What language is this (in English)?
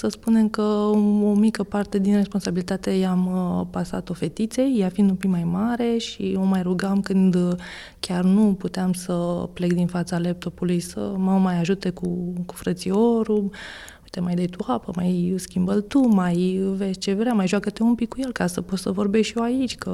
Romanian